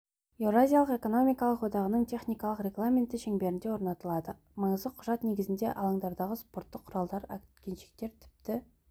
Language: Kazakh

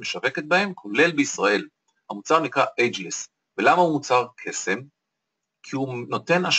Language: Hebrew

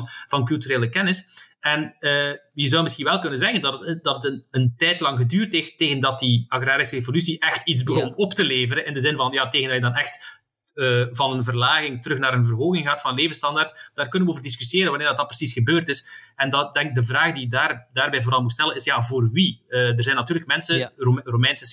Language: Dutch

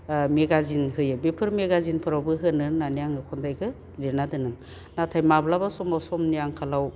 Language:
Bodo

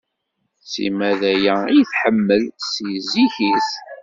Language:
Kabyle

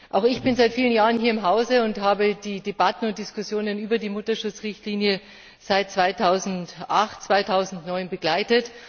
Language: German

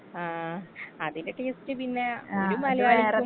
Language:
Malayalam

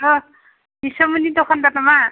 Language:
Bodo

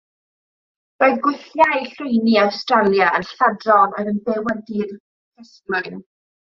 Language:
Welsh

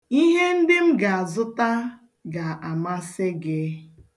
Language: Igbo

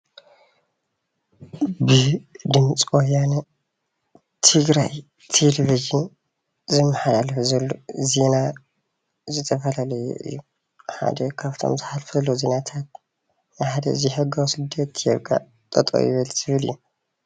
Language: Tigrinya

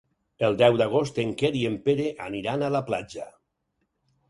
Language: Catalan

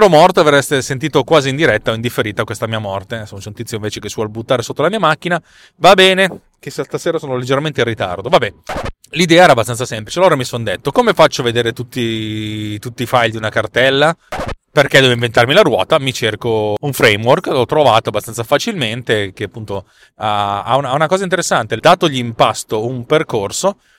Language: Italian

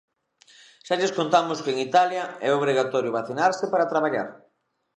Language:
Galician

